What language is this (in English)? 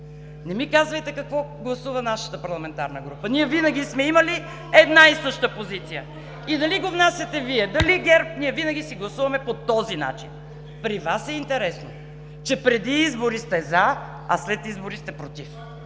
Bulgarian